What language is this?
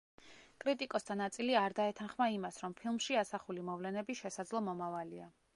Georgian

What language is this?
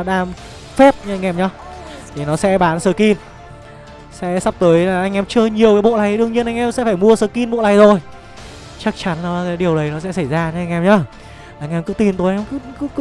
Vietnamese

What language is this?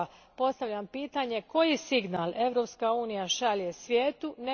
Croatian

